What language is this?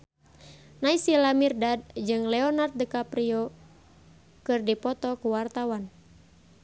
Sundanese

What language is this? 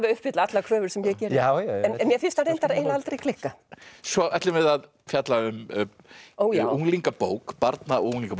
Icelandic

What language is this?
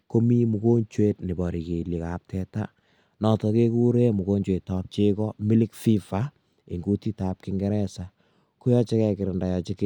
Kalenjin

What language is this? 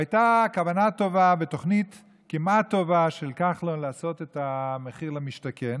Hebrew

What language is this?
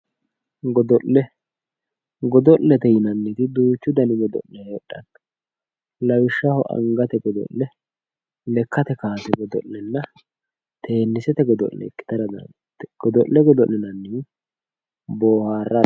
Sidamo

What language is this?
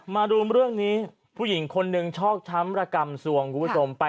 Thai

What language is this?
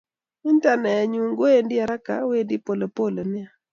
Kalenjin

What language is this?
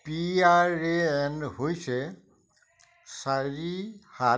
Assamese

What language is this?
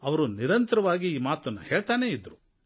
Kannada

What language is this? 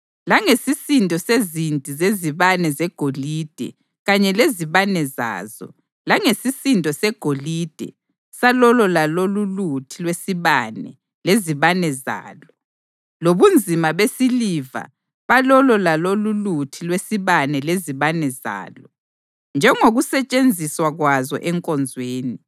North Ndebele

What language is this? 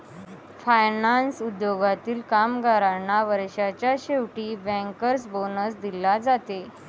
Marathi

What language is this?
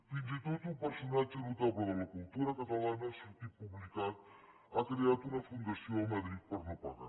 Catalan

